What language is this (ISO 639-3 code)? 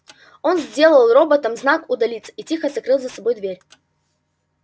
rus